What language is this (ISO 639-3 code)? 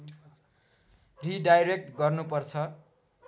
nep